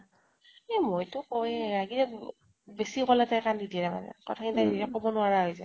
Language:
Assamese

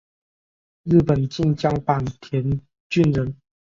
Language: Chinese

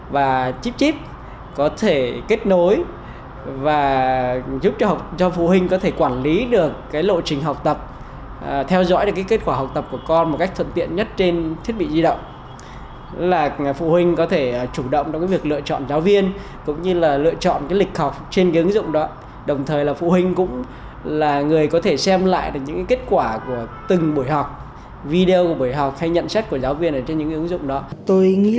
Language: Vietnamese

